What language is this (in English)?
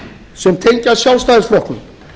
Icelandic